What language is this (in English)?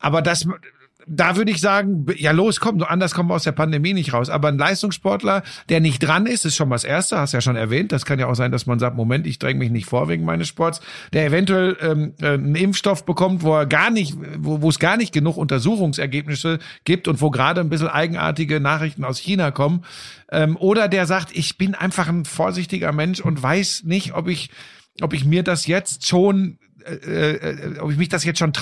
German